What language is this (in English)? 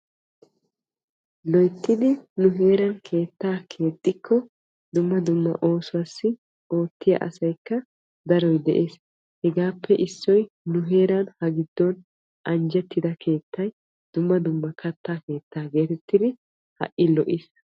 Wolaytta